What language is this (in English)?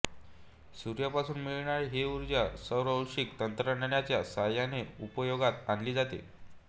Marathi